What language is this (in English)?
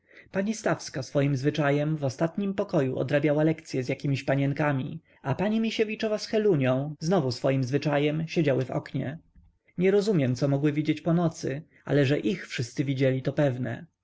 Polish